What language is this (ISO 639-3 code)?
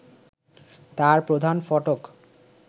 ben